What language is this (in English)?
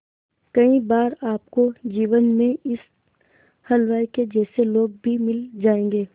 Hindi